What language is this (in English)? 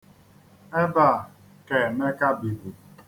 Igbo